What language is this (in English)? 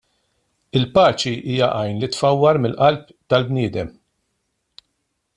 Maltese